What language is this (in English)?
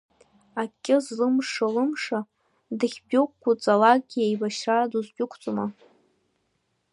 Abkhazian